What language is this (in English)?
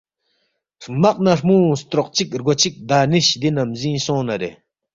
Balti